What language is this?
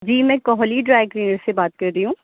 Urdu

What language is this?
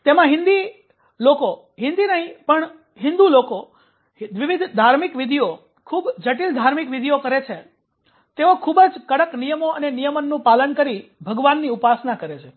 Gujarati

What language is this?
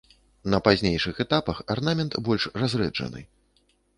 Belarusian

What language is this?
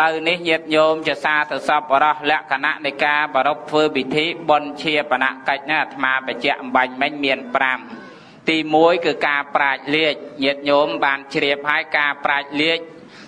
Thai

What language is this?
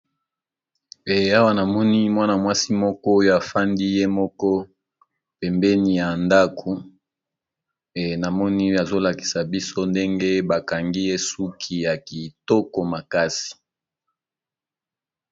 Lingala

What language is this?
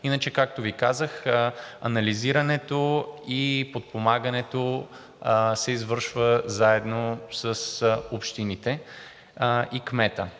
Bulgarian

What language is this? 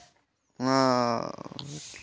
Santali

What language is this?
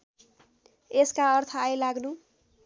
Nepali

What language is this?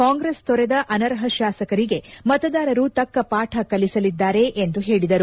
Kannada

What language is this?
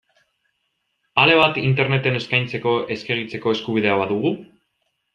Basque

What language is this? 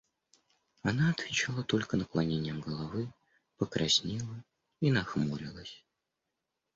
Russian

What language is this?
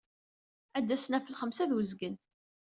Kabyle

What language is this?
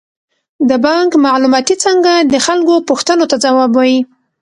Pashto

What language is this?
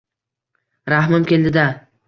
Uzbek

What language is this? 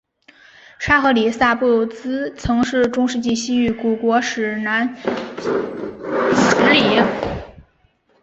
Chinese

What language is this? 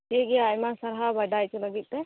Santali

